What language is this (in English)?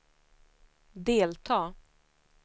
Swedish